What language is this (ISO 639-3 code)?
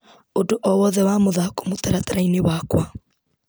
kik